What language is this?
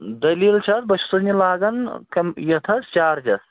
Kashmiri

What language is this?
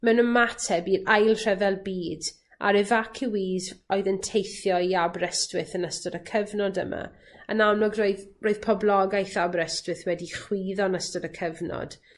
Welsh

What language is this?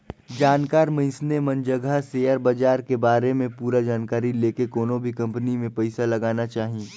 Chhattisgarhi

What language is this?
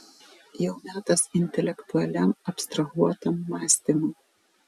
Lithuanian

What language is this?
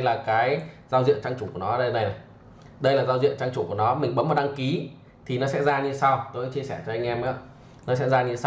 Vietnamese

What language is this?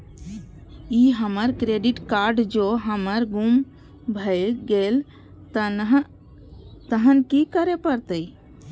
Maithili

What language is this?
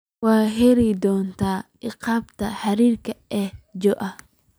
Somali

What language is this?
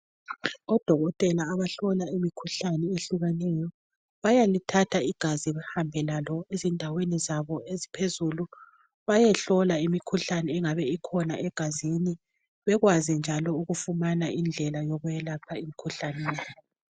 North Ndebele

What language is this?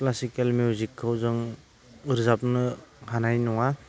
Bodo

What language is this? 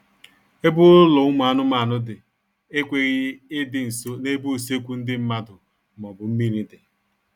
Igbo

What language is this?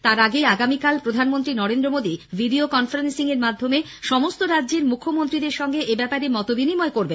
Bangla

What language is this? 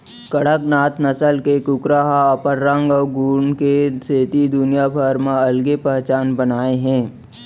Chhattisgarhi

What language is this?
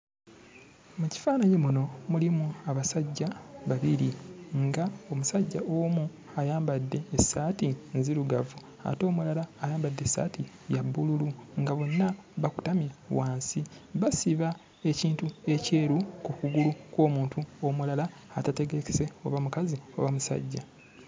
Ganda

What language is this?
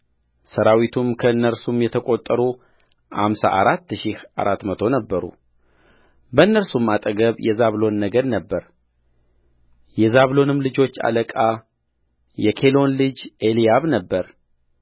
Amharic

